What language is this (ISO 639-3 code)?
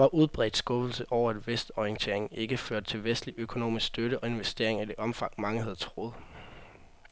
dan